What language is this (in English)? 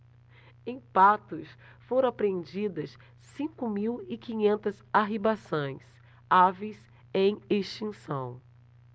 Portuguese